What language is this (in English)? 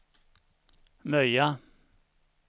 Swedish